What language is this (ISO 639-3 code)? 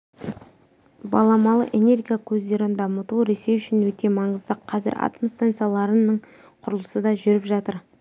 kaz